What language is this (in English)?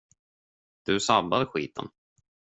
Swedish